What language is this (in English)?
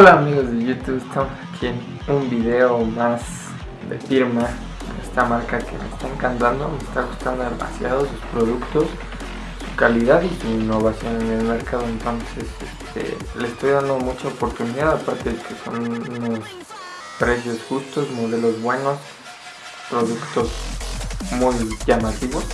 Spanish